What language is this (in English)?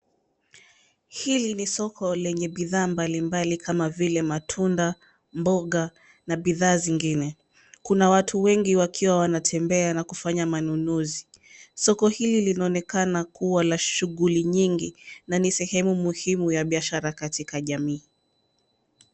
Swahili